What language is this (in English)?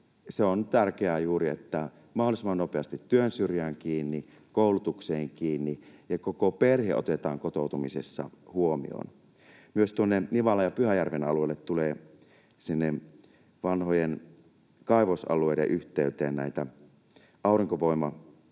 Finnish